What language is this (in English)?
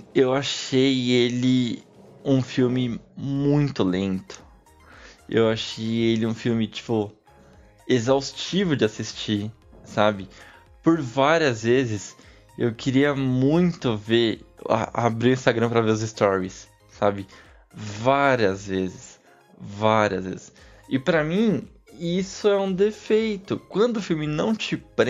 Portuguese